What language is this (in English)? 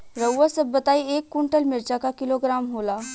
Bhojpuri